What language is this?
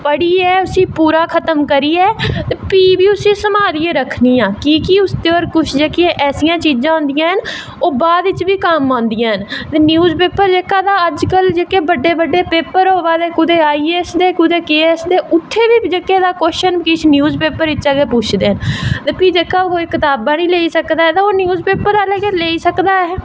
Dogri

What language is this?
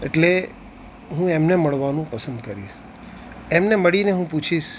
Gujarati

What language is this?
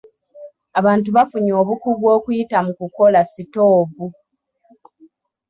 Ganda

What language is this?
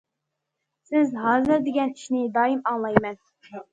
Uyghur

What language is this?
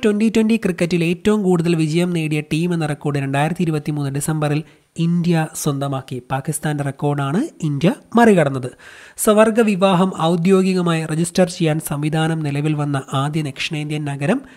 Malayalam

